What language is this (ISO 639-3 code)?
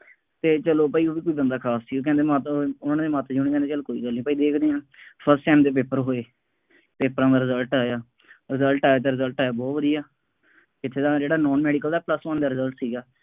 pan